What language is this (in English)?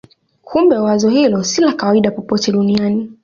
Swahili